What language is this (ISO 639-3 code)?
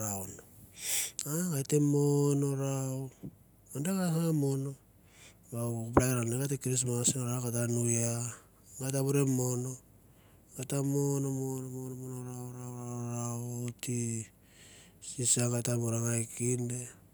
tbf